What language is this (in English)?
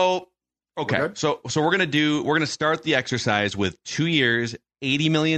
English